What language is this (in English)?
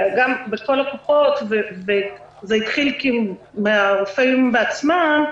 Hebrew